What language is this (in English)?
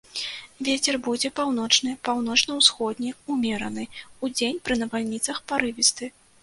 Belarusian